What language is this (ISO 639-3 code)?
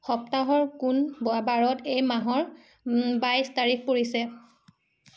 asm